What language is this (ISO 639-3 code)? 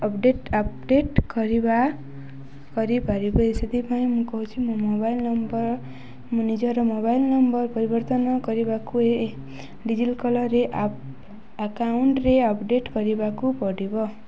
ori